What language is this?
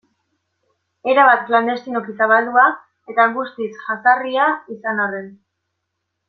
Basque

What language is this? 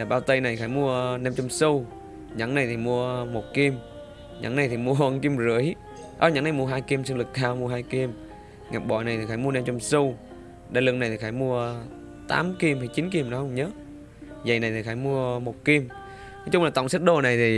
Vietnamese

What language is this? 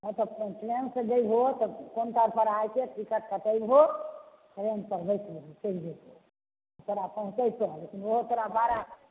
Maithili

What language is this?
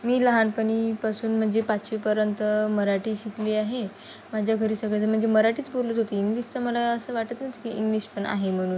Marathi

